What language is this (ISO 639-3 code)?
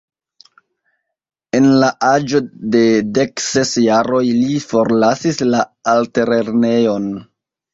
epo